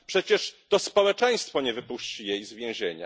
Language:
Polish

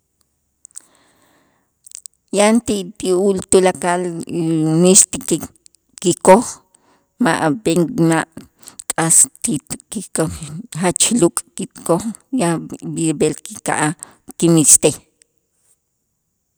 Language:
Itzá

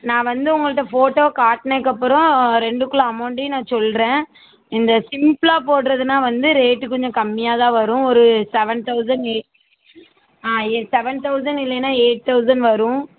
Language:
Tamil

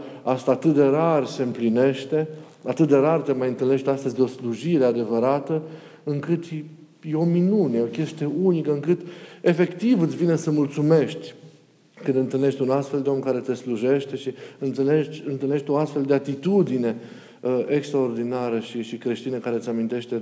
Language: Romanian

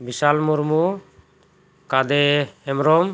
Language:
Santali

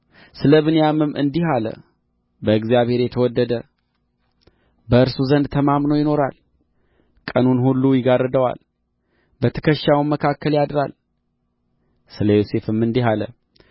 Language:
Amharic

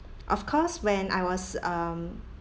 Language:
English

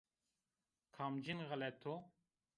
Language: Zaza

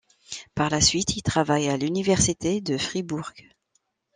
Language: French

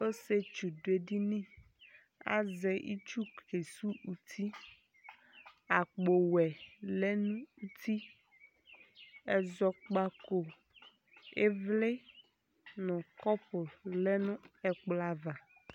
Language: Ikposo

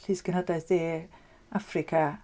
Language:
Welsh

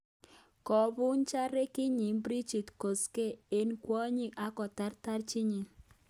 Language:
Kalenjin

